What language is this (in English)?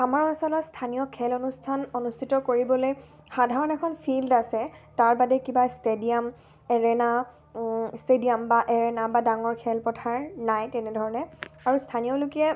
Assamese